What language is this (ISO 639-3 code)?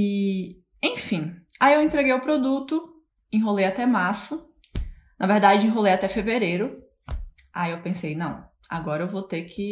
por